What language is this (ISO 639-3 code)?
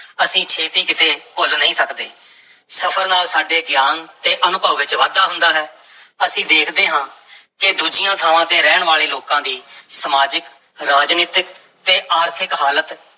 pan